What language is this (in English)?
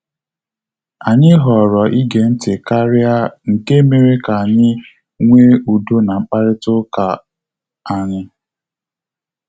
Igbo